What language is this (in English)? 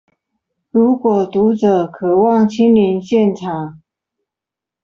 Chinese